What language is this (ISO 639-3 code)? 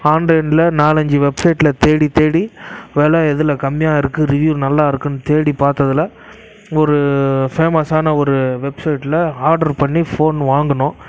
tam